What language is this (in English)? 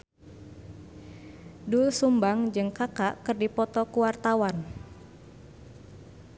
Sundanese